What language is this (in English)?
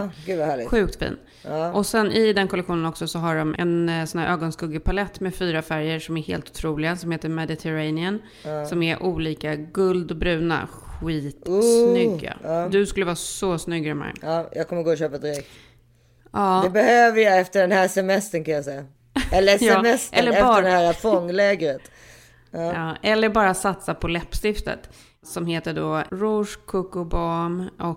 Swedish